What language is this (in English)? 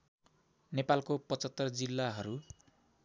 Nepali